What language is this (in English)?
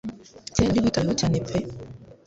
Kinyarwanda